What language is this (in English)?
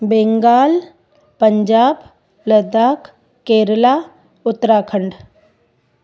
Sindhi